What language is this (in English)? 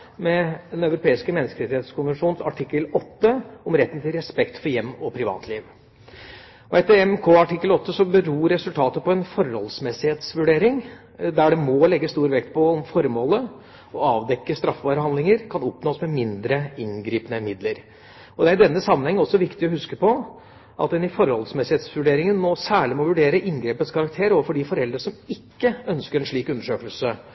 Norwegian Bokmål